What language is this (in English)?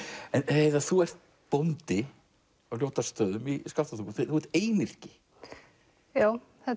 Icelandic